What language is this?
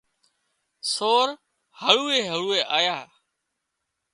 Wadiyara Koli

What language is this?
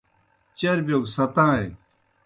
Kohistani Shina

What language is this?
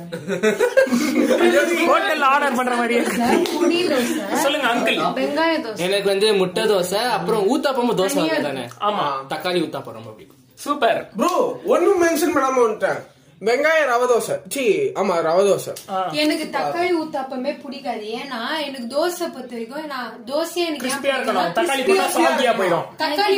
Tamil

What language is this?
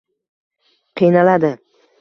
Uzbek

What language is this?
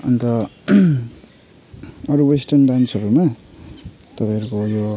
Nepali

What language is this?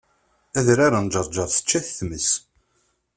Kabyle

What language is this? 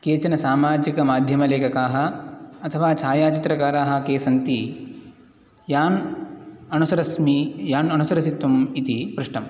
Sanskrit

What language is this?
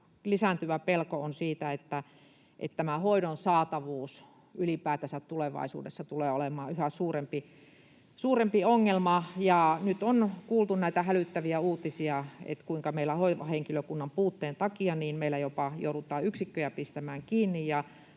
Finnish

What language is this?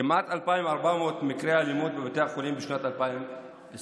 Hebrew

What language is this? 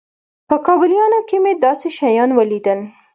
Pashto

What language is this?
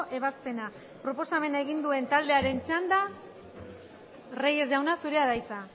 Basque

